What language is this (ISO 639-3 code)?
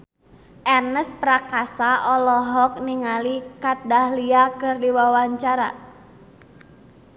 sun